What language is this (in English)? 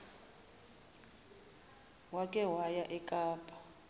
Zulu